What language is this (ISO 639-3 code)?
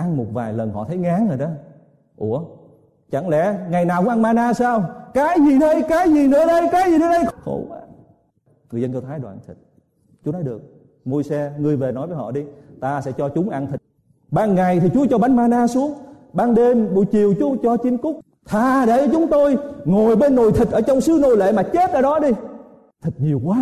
vie